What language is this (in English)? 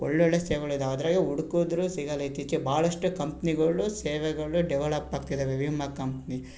Kannada